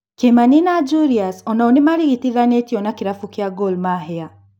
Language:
Kikuyu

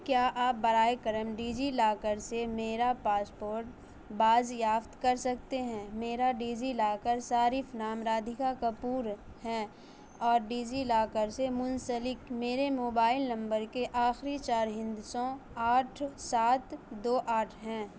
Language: Urdu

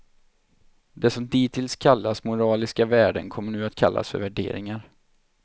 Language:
Swedish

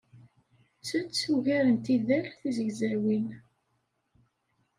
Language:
Kabyle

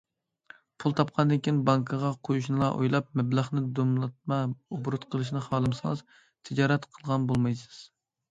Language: Uyghur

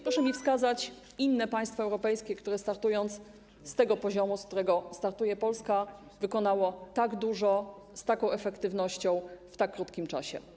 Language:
Polish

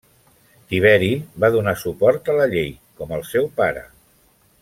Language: Catalan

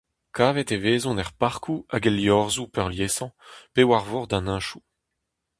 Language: Breton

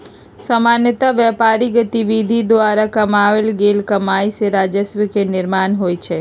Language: Magahi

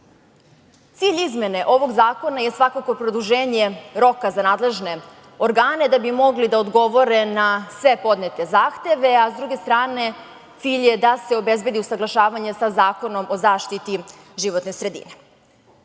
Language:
Serbian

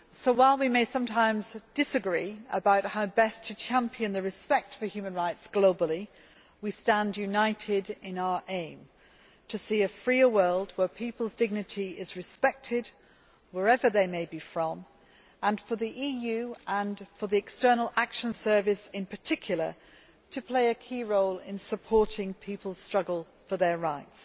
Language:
English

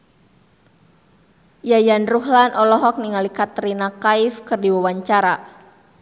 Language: Sundanese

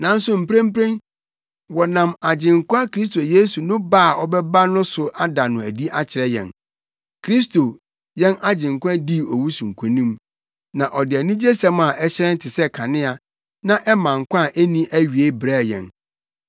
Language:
Akan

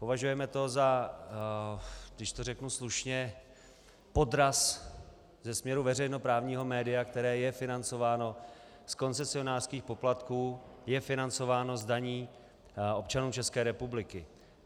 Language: Czech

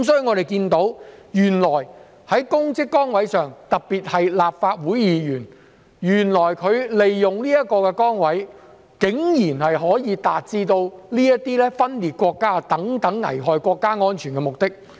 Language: Cantonese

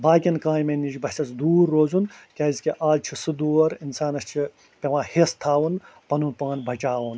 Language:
Kashmiri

